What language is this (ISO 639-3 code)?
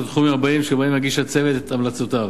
heb